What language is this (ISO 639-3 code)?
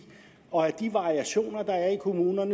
dan